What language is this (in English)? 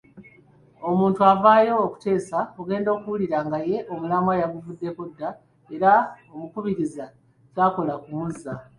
Ganda